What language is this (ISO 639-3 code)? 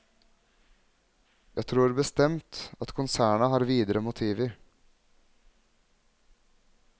nor